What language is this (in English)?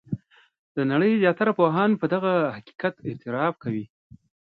Pashto